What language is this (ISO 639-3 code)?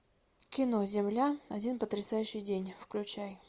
rus